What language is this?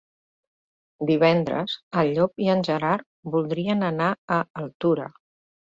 Catalan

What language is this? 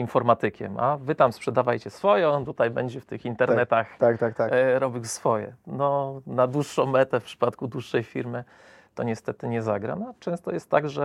Polish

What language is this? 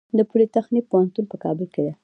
Pashto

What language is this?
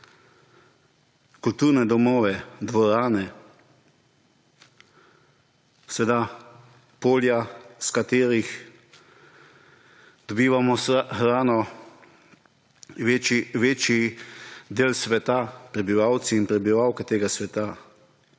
Slovenian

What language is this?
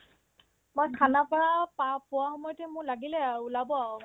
Assamese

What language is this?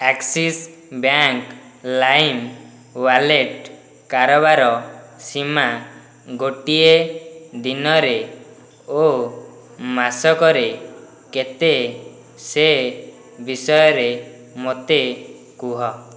Odia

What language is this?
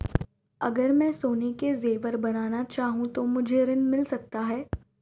Hindi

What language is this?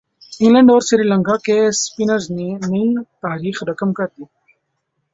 Urdu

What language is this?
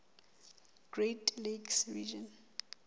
Southern Sotho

